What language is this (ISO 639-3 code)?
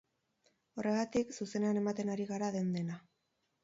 eus